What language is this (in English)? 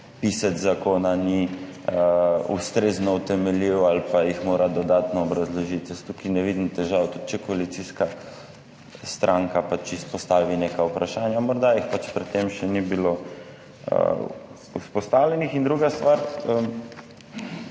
Slovenian